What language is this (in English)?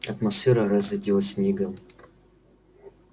Russian